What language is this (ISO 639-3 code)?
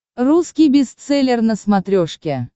rus